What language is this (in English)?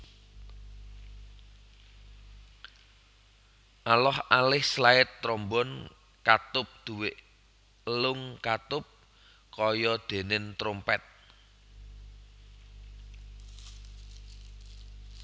Javanese